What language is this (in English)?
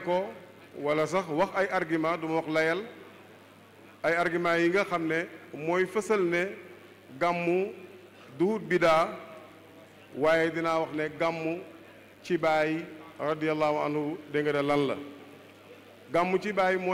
Arabic